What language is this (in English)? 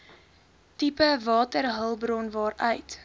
Afrikaans